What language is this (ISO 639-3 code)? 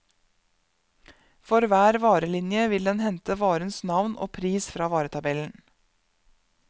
nor